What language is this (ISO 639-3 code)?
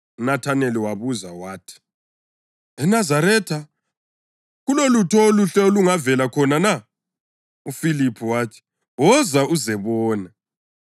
nde